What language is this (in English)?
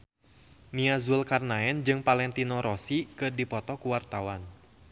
Sundanese